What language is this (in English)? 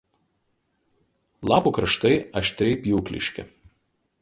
Lithuanian